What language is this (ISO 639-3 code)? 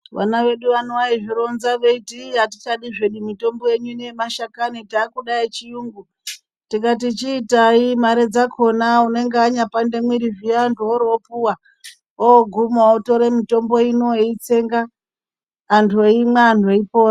ndc